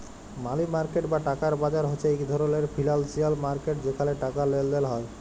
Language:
Bangla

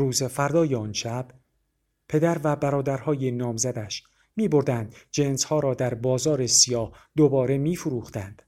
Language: Persian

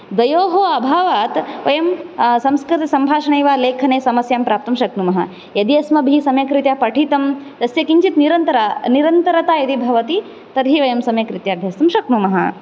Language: Sanskrit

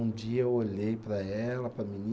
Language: Portuguese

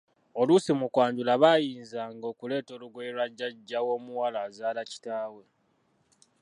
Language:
Ganda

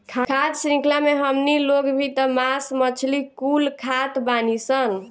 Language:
Bhojpuri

